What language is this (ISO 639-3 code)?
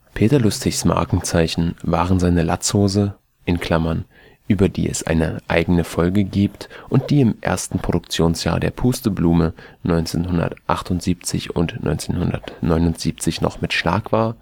deu